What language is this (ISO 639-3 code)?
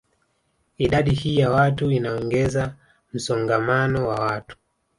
swa